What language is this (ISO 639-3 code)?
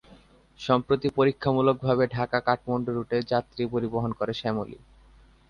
ben